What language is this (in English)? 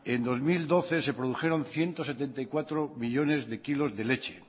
Spanish